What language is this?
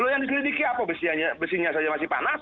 Indonesian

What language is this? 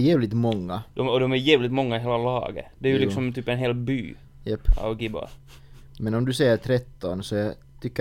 Swedish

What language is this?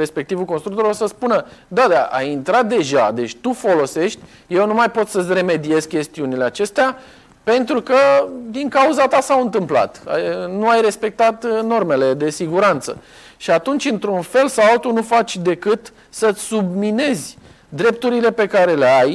Romanian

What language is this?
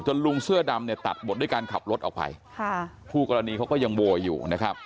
Thai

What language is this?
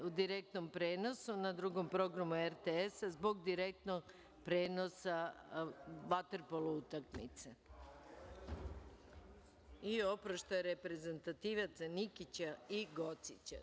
Serbian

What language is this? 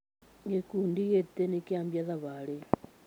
Kikuyu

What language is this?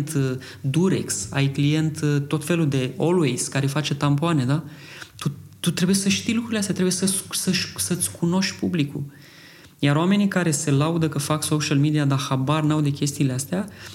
Romanian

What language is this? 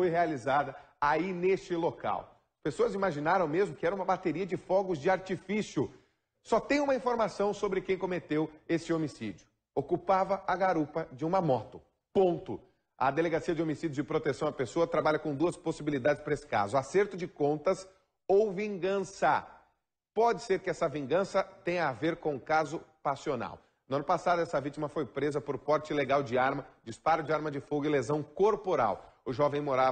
Portuguese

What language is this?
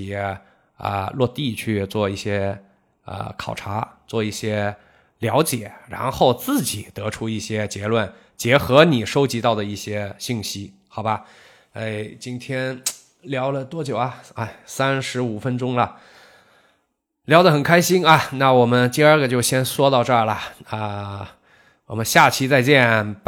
Chinese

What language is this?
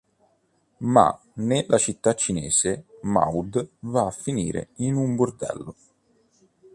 Italian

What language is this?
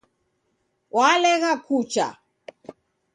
Taita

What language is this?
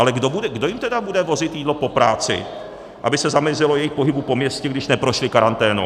Czech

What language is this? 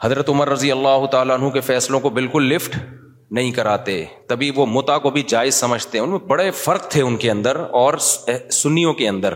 Urdu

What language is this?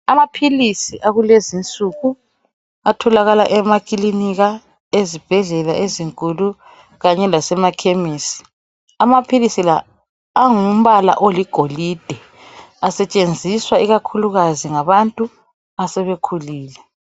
North Ndebele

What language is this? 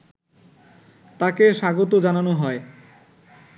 Bangla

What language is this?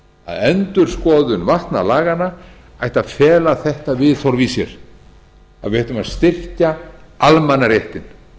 Icelandic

